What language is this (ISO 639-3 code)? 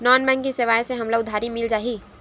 hne